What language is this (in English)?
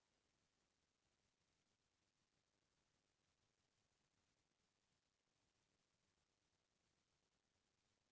Chhattisgarhi